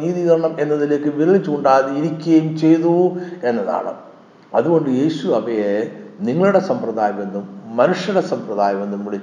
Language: Malayalam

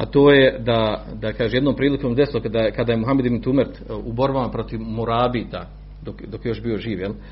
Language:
Croatian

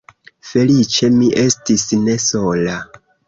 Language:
Esperanto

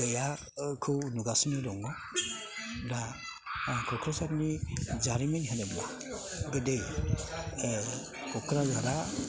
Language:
Bodo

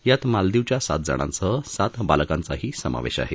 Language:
Marathi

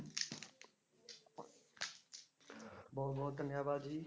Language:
Punjabi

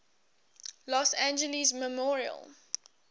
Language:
English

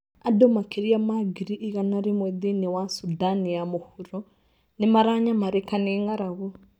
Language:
Kikuyu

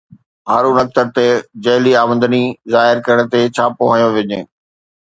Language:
Sindhi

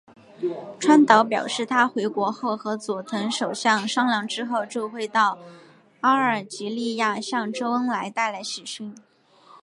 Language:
Chinese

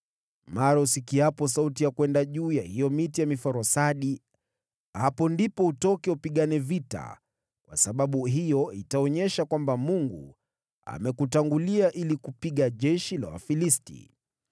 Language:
Swahili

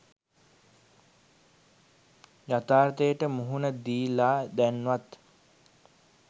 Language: Sinhala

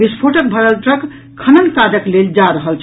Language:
Maithili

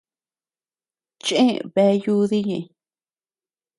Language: Tepeuxila Cuicatec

